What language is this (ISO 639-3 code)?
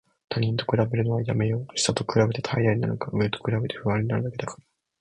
jpn